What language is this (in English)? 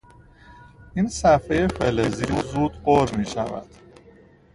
Persian